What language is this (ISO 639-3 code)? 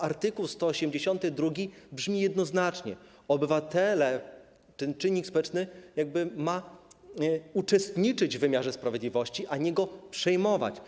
pol